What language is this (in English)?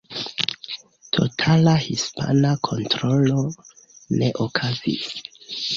Esperanto